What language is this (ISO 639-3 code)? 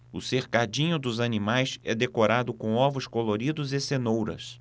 por